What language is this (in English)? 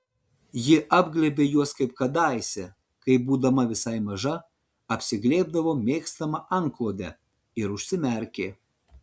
Lithuanian